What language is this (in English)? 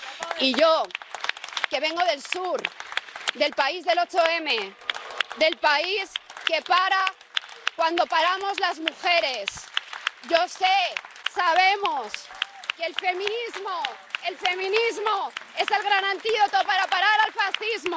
Spanish